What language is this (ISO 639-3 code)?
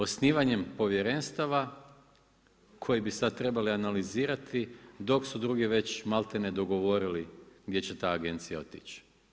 hrv